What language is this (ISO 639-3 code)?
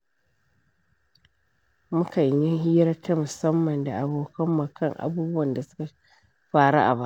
hau